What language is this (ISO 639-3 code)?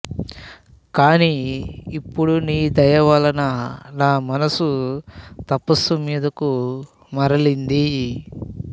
tel